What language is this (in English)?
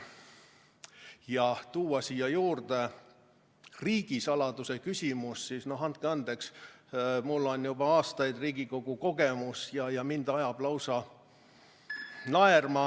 Estonian